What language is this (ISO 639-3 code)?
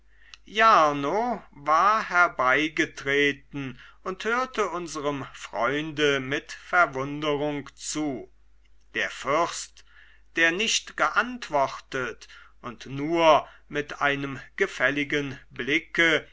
deu